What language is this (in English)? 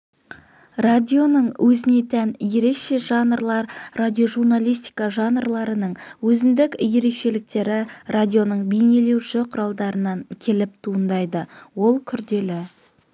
Kazakh